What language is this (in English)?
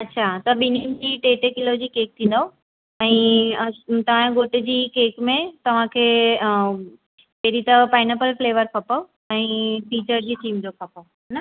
Sindhi